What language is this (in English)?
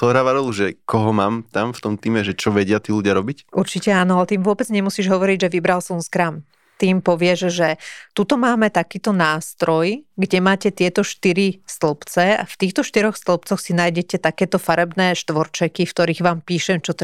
Slovak